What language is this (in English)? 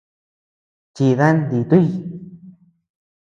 Tepeuxila Cuicatec